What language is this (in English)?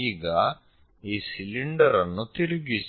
Kannada